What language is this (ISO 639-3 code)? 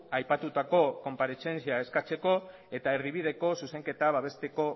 eus